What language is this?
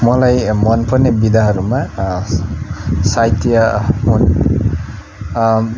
Nepali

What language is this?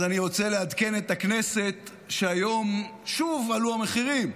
Hebrew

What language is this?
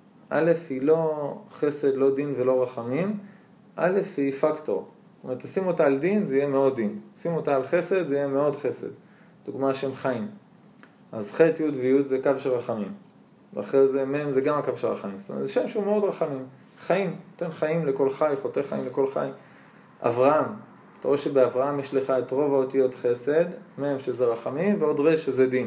Hebrew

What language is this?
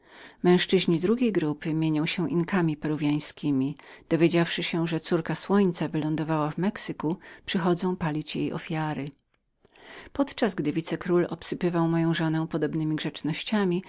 Polish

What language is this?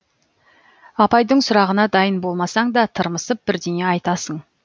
Kazakh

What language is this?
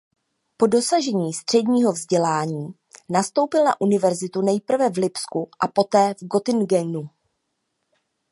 Czech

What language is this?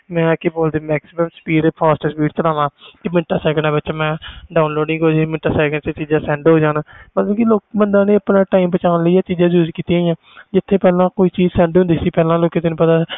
Punjabi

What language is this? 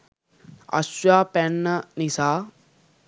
Sinhala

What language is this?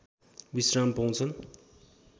Nepali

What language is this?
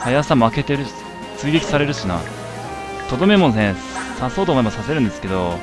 Japanese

